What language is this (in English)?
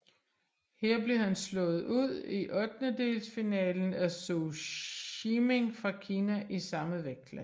Danish